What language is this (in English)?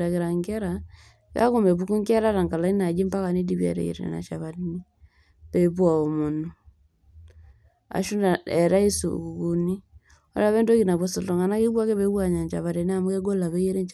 Masai